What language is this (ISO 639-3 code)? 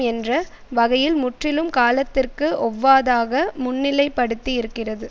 tam